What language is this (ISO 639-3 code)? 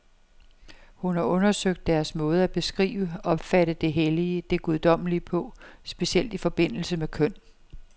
dan